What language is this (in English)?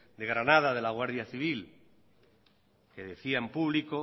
Spanish